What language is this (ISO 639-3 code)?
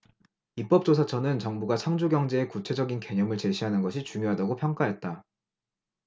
kor